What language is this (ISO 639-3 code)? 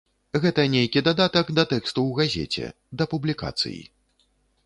bel